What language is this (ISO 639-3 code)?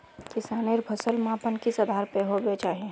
mag